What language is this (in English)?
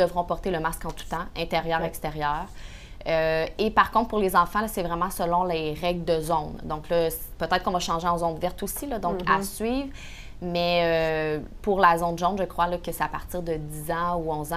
French